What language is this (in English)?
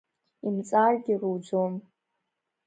Abkhazian